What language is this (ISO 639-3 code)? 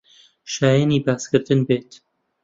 ckb